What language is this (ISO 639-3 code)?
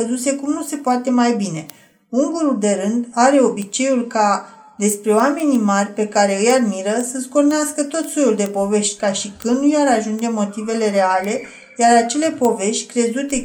ron